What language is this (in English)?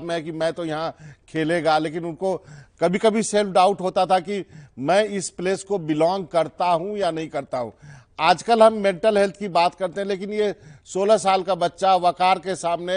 Hindi